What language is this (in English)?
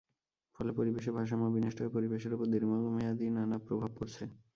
Bangla